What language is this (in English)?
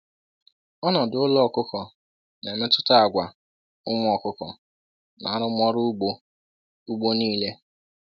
Igbo